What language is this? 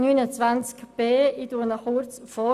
Swiss German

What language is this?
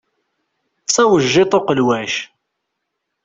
Kabyle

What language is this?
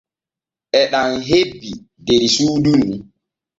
Borgu Fulfulde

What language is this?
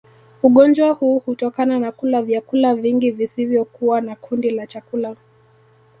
Swahili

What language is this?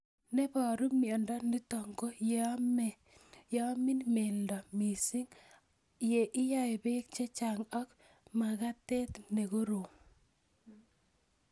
Kalenjin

